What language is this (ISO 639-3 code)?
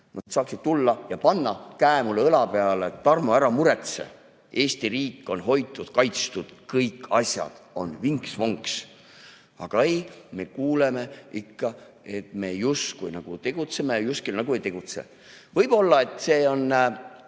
est